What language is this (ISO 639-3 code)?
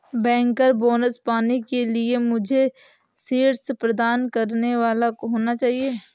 hin